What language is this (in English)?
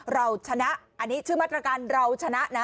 Thai